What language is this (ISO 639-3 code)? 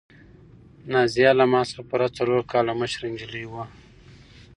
pus